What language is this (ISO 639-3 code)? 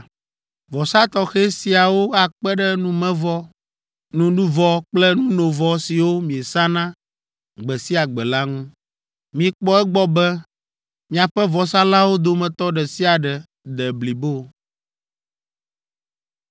ewe